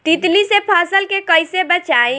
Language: Bhojpuri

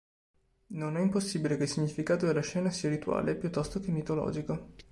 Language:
Italian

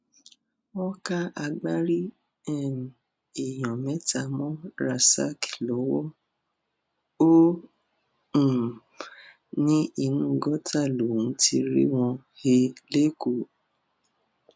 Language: Yoruba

